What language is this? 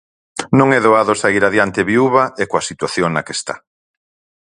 Galician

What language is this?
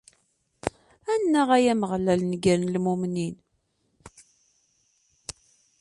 Kabyle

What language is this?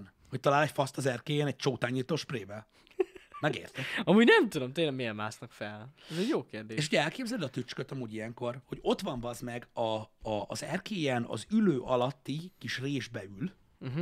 Hungarian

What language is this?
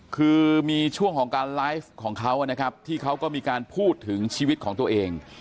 Thai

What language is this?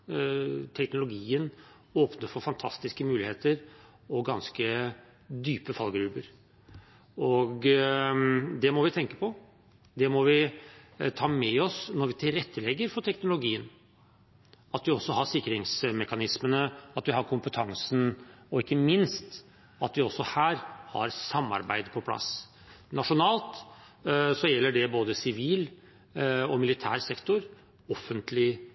Norwegian Bokmål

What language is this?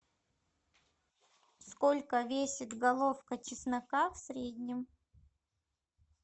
Russian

